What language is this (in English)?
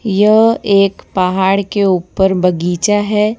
Hindi